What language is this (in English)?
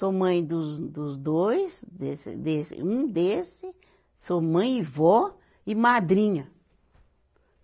Portuguese